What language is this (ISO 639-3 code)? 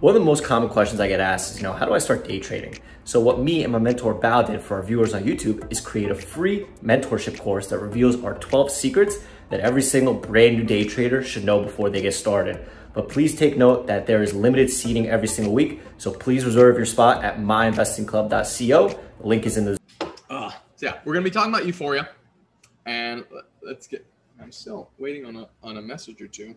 eng